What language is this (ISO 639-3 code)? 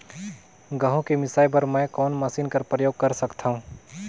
hne